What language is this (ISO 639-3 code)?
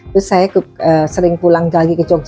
ind